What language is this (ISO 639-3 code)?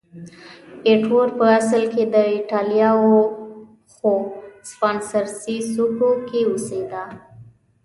pus